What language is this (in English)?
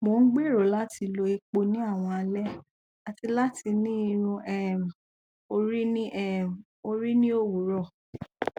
Yoruba